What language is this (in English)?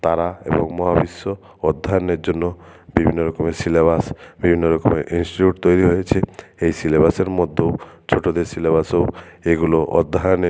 Bangla